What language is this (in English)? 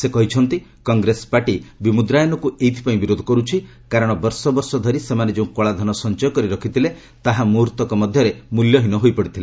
Odia